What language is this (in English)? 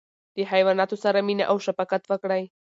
Pashto